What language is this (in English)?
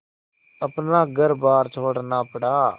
Hindi